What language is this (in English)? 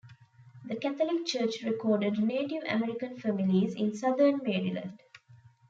English